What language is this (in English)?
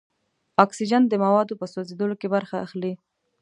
Pashto